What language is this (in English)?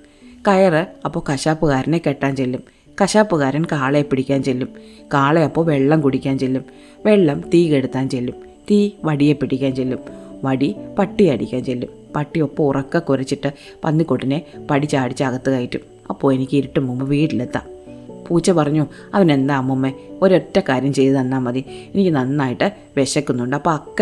Malayalam